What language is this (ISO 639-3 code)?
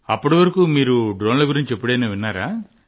tel